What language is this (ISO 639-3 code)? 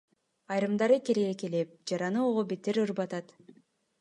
kir